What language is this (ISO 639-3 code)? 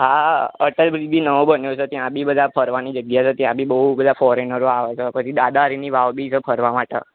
guj